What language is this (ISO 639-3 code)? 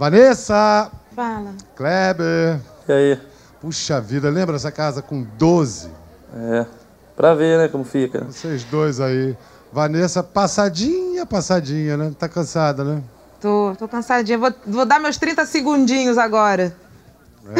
por